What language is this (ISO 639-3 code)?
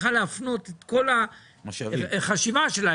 heb